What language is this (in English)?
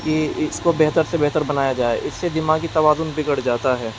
Urdu